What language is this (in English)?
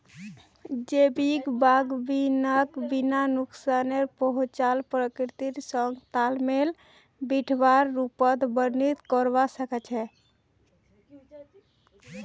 Magahi